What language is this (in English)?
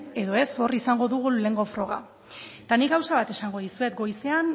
Basque